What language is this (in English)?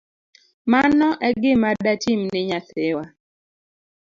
Luo (Kenya and Tanzania)